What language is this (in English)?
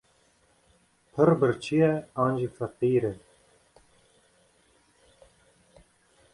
Kurdish